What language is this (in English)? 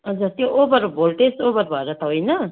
Nepali